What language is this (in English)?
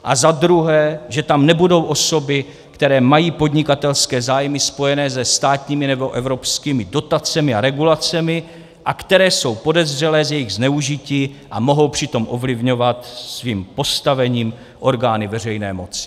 Czech